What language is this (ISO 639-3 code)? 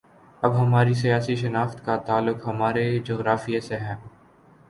urd